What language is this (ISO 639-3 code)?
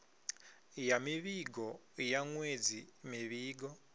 ven